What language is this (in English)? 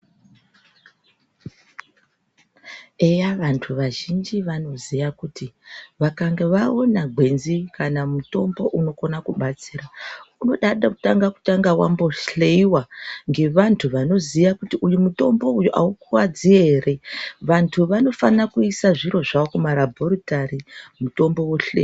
Ndau